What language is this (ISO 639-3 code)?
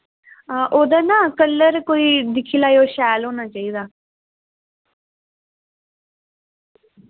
doi